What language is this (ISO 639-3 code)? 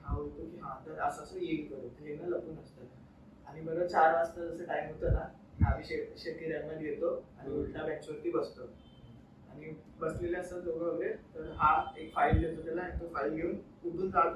mar